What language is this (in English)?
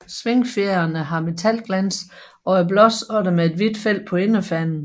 Danish